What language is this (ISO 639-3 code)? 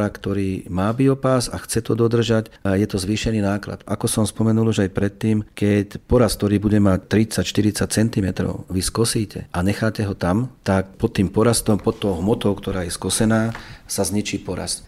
slk